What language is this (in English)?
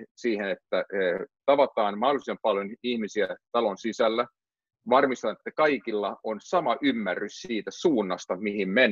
Finnish